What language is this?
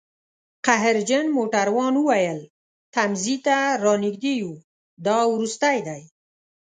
Pashto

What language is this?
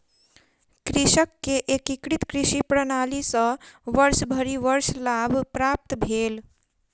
Maithili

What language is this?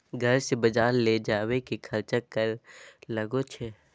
Magahi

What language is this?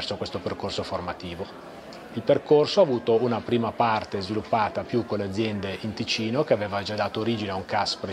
Italian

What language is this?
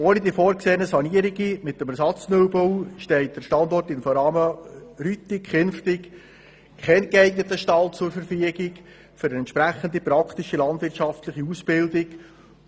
Swiss German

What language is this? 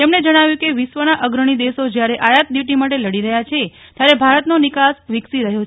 Gujarati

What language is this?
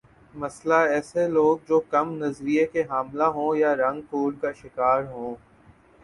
Urdu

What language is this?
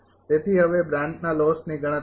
Gujarati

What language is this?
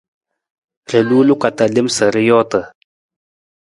Nawdm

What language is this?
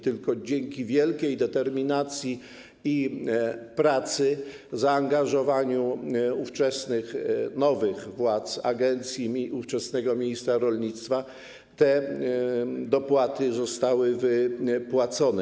Polish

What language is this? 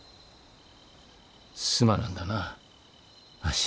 Japanese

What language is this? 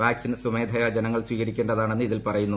Malayalam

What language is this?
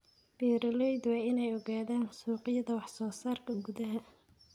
Somali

